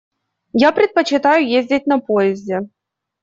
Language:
Russian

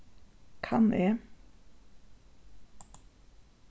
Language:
Faroese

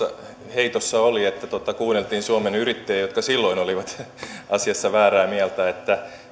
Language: Finnish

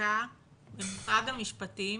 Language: Hebrew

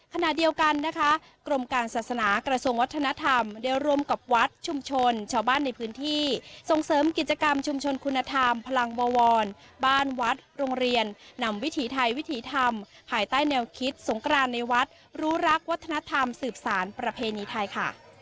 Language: Thai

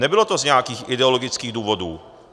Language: Czech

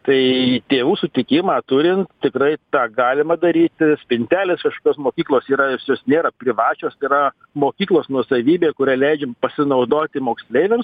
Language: Lithuanian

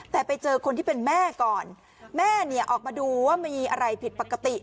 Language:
Thai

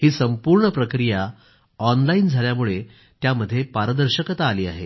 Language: Marathi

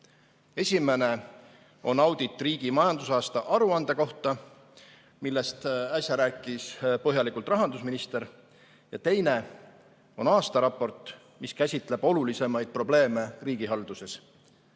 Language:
Estonian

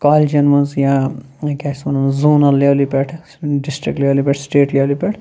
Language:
Kashmiri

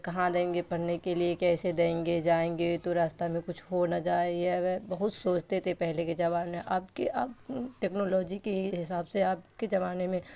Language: Urdu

